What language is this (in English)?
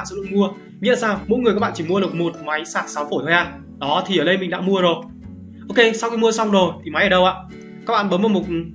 Vietnamese